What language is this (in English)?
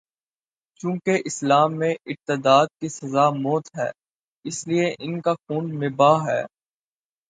Urdu